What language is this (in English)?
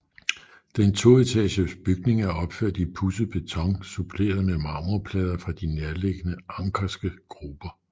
Danish